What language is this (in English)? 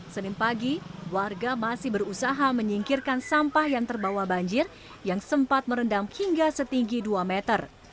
Indonesian